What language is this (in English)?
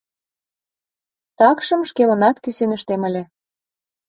Mari